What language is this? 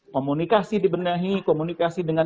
Indonesian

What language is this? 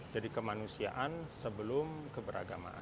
Indonesian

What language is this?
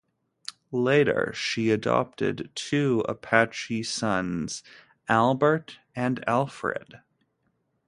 English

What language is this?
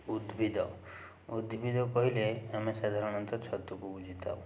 Odia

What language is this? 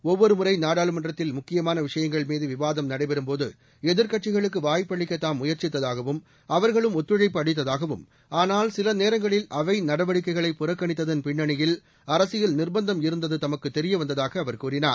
Tamil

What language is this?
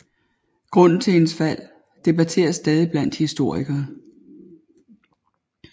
Danish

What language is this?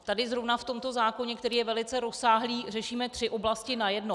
Czech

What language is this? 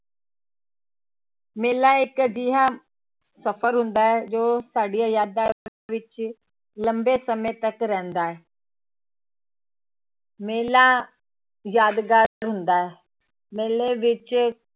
Punjabi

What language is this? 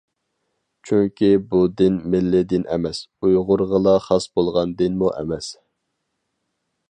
Uyghur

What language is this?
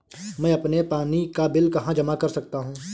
Hindi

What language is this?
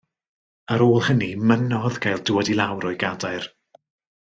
Welsh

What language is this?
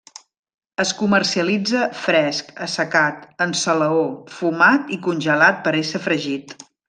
Catalan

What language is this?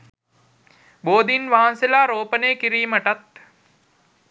Sinhala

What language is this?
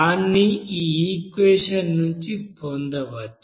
Telugu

